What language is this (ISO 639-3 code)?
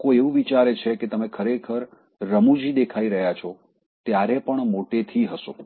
guj